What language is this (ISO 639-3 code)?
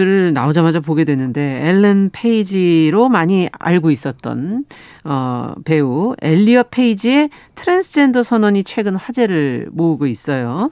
kor